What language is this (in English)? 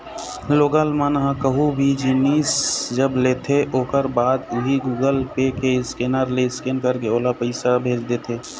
Chhattisgarhi